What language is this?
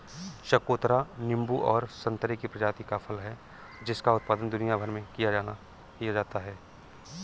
Hindi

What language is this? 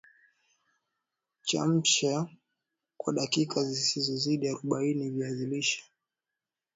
Swahili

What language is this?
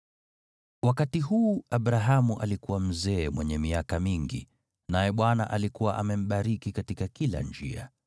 Swahili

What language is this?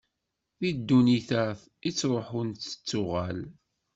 Kabyle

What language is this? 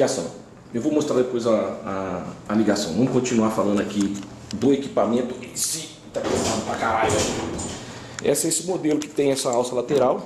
Portuguese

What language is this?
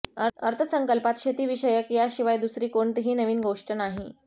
Marathi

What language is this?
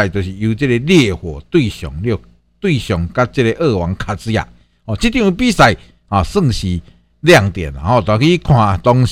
Chinese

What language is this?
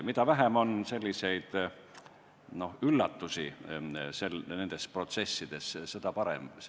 Estonian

